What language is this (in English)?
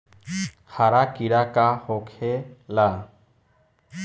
Bhojpuri